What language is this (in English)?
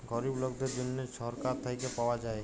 Bangla